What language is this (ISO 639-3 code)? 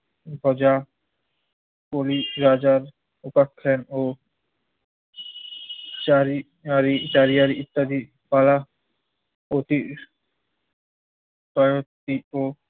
ben